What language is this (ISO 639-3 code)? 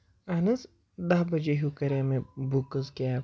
kas